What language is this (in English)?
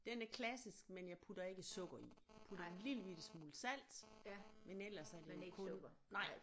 Danish